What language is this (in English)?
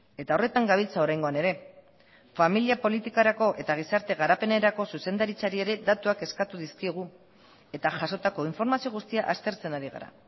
Basque